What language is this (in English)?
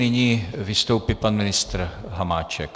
Czech